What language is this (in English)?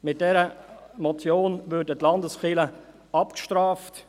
Swiss German